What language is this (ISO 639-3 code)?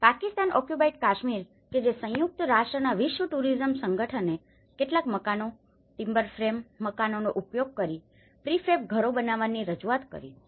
guj